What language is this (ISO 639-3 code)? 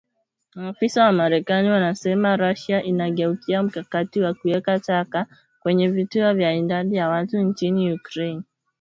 swa